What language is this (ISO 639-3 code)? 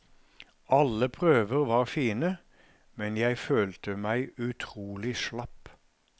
nor